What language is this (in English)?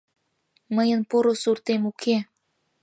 Mari